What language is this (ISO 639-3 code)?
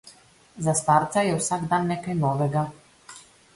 slv